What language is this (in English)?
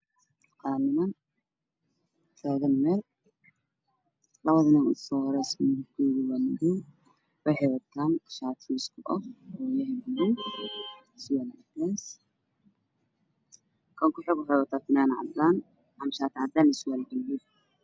Somali